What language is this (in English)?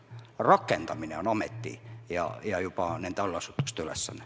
Estonian